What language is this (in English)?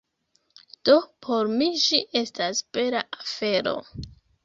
Esperanto